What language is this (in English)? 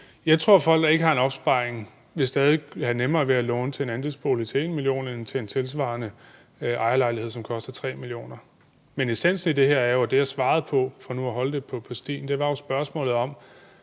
Danish